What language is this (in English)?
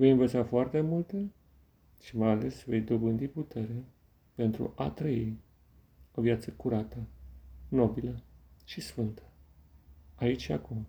Romanian